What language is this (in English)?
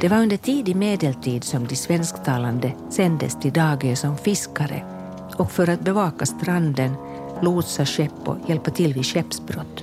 Swedish